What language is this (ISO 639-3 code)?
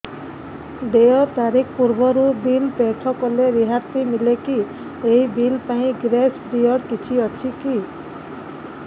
ori